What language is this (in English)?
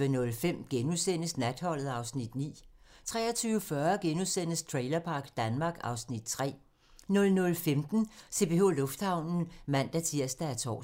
Danish